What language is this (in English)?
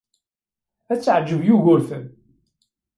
Kabyle